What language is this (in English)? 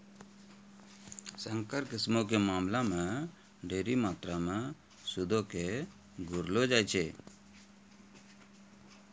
Maithili